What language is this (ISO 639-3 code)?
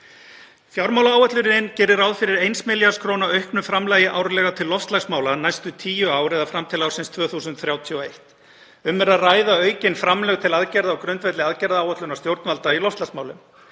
isl